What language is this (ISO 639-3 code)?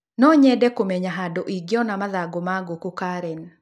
kik